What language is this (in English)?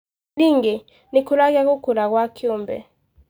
Kikuyu